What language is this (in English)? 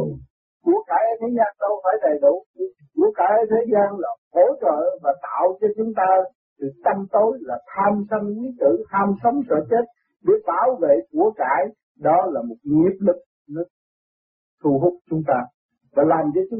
Vietnamese